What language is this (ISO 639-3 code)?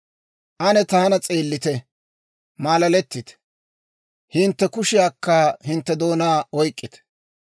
dwr